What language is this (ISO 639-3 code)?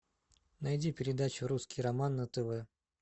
rus